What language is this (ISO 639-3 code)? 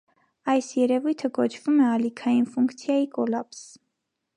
hye